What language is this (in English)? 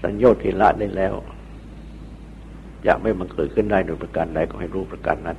Thai